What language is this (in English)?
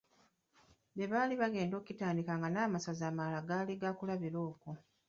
Ganda